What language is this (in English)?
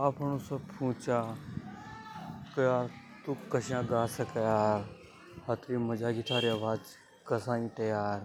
Hadothi